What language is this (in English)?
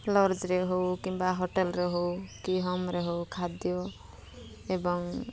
Odia